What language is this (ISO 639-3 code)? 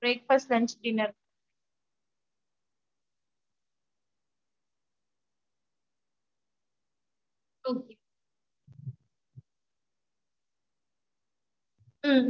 tam